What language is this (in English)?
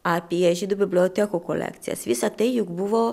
Lithuanian